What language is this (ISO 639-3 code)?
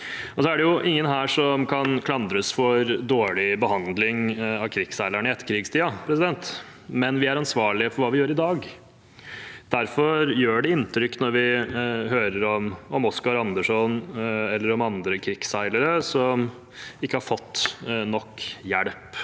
nor